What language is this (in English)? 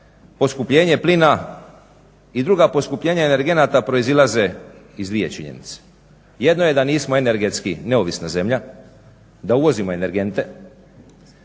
Croatian